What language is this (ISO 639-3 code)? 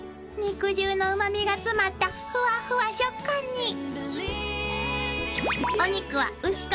jpn